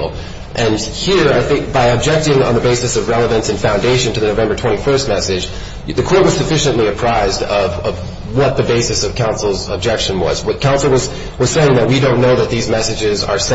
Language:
English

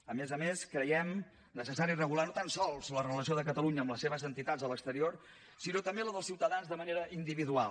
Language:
Catalan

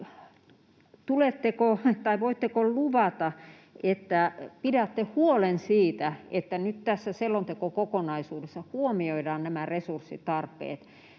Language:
Finnish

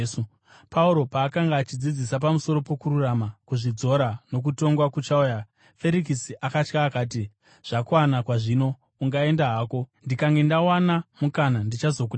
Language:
Shona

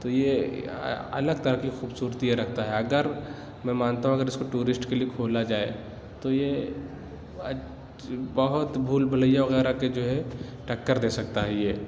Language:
Urdu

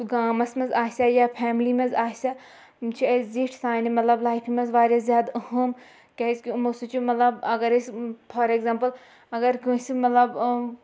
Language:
Kashmiri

